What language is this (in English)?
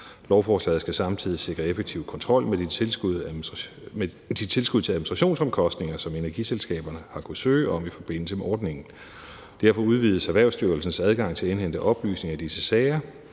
Danish